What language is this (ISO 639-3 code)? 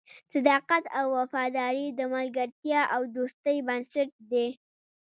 pus